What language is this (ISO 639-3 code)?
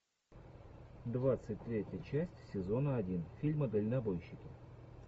rus